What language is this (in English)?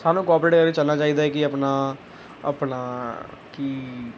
Punjabi